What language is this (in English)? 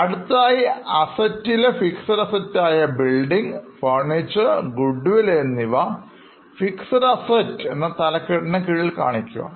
Malayalam